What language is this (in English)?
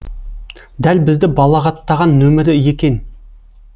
Kazakh